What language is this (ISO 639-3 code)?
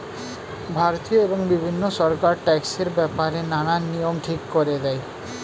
ben